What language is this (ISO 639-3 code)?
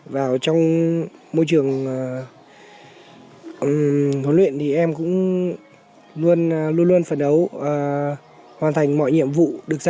vie